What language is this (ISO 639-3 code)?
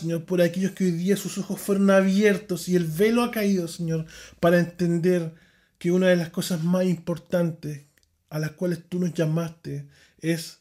spa